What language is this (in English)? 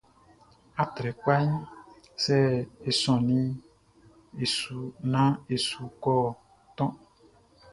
Baoulé